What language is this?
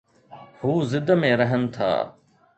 Sindhi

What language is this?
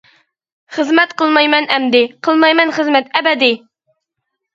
Uyghur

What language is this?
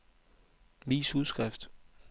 Danish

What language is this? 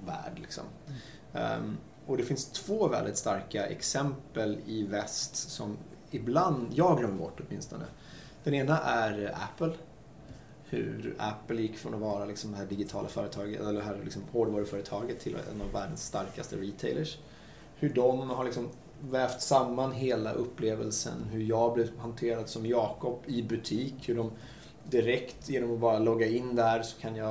Swedish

